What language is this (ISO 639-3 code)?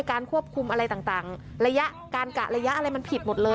tha